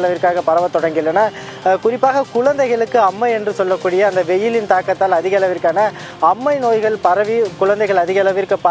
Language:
Arabic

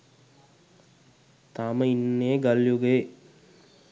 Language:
Sinhala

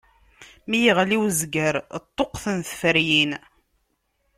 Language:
Kabyle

